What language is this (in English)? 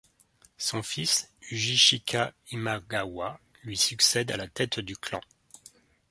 French